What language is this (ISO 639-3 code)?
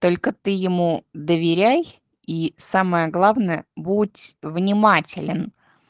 rus